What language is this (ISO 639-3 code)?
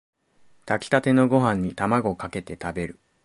jpn